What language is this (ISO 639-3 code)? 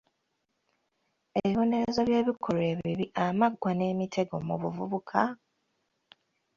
lug